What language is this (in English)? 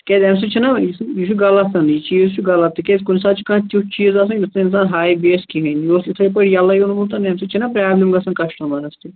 Kashmiri